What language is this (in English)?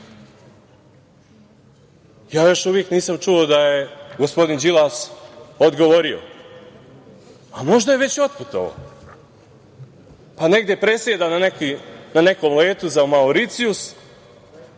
Serbian